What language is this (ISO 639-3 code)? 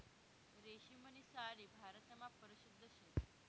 mar